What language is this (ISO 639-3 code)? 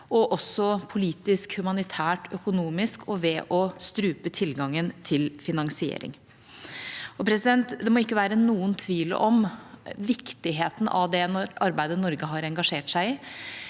nor